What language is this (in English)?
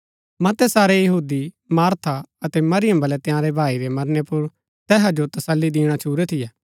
Gaddi